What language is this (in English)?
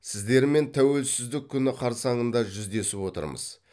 Kazakh